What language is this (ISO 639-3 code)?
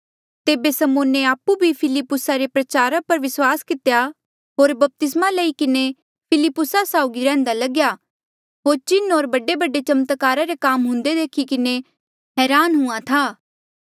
mjl